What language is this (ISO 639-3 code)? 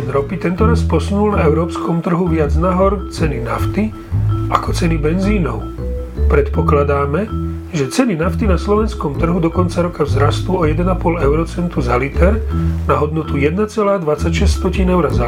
slk